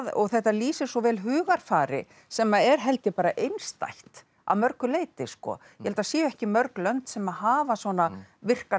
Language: Icelandic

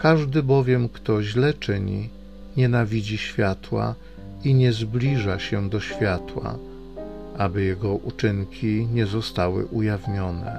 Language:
Polish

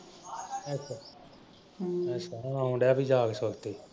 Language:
Punjabi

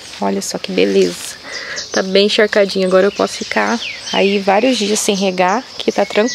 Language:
Portuguese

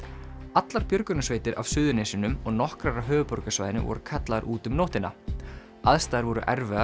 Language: Icelandic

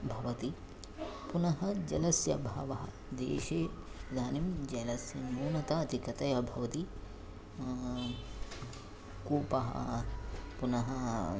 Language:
Sanskrit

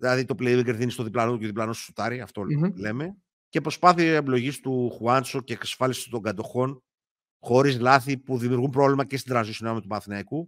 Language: Greek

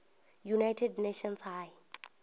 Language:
Venda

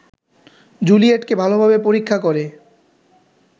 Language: Bangla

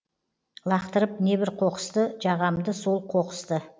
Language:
Kazakh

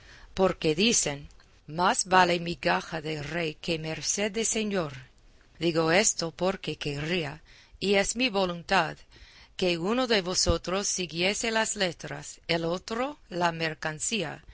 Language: Spanish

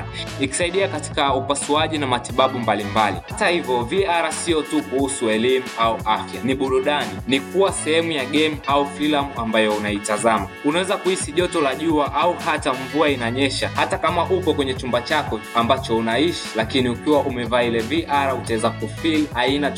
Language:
Swahili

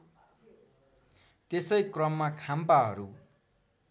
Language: Nepali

